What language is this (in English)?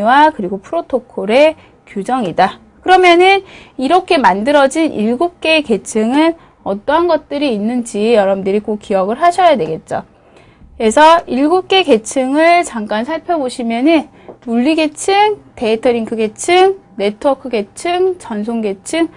Korean